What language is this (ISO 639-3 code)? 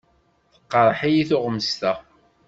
kab